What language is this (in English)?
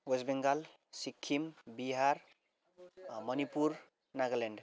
Nepali